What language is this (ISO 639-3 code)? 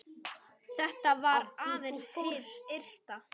isl